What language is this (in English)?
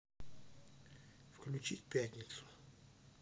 Russian